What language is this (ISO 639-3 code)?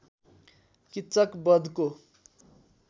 nep